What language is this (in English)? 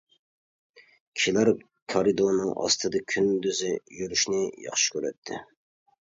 Uyghur